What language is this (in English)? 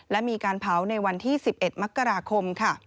Thai